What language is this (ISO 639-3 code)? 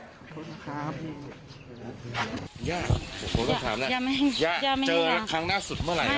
tha